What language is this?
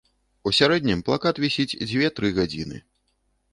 Belarusian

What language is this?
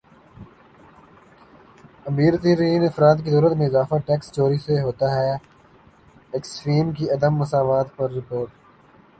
Urdu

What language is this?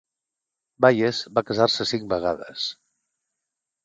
Catalan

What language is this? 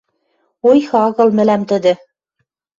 Western Mari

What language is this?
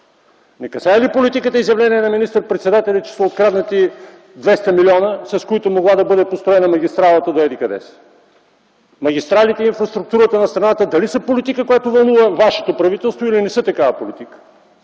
Bulgarian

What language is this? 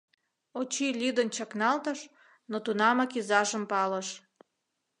Mari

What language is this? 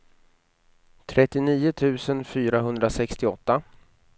Swedish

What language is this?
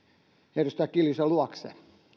Finnish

